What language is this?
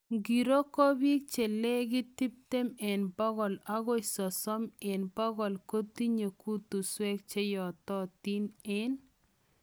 Kalenjin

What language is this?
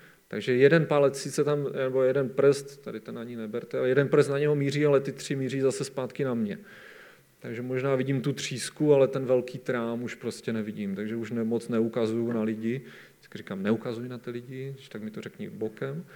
Czech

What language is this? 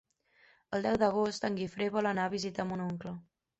Catalan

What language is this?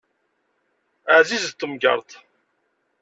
Kabyle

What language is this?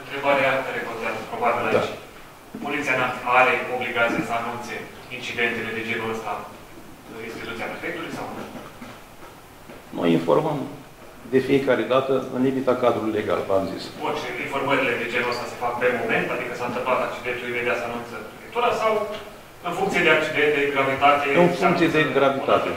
Romanian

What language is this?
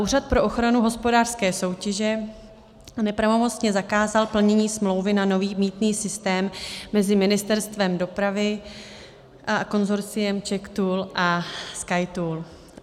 Czech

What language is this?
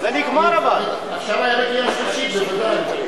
Hebrew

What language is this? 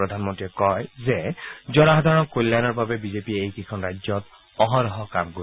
Assamese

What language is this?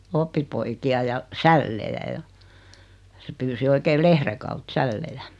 Finnish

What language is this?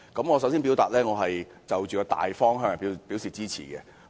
Cantonese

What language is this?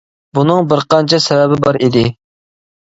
Uyghur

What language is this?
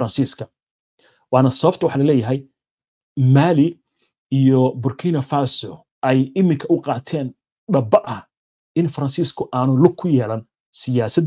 Arabic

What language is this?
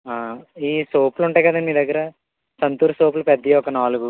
Telugu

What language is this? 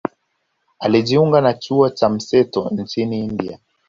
Swahili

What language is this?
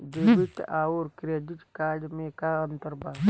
Bhojpuri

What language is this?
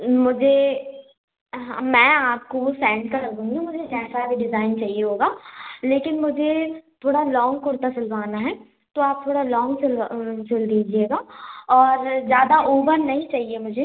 Hindi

